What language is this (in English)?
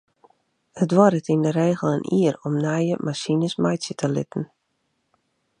Western Frisian